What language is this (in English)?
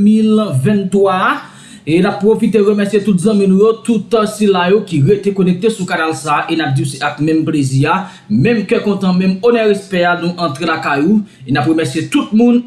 French